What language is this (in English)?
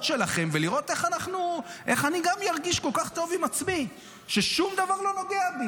Hebrew